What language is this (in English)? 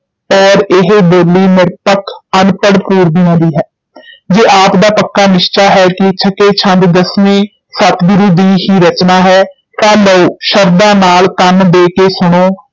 Punjabi